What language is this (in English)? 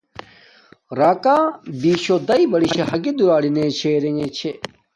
Domaaki